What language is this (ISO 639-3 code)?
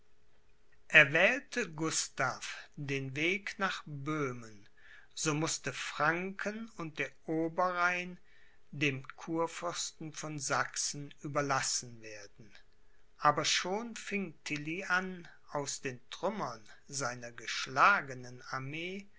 deu